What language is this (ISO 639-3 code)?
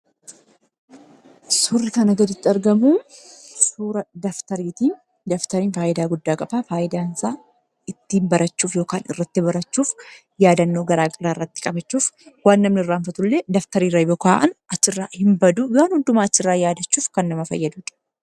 orm